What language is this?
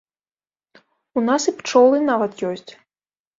Belarusian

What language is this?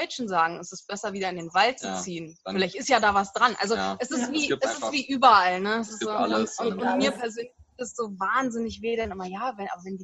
German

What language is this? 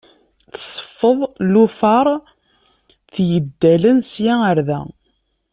Kabyle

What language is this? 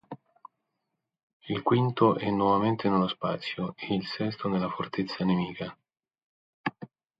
Italian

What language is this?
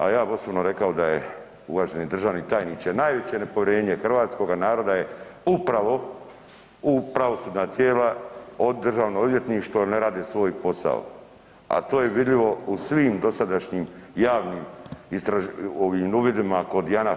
Croatian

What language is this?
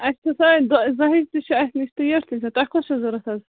Kashmiri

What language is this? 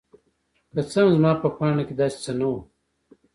Pashto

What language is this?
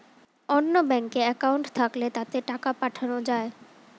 Bangla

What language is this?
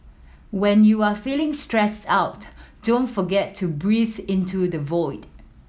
English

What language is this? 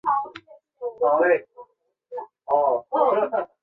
Chinese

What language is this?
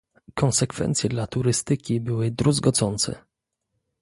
Polish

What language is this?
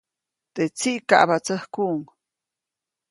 Copainalá Zoque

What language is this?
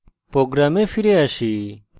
Bangla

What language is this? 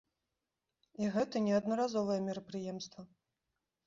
Belarusian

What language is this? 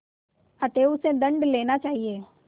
Hindi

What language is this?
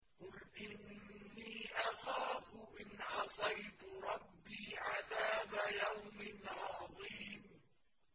Arabic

